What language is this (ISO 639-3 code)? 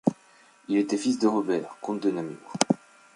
fra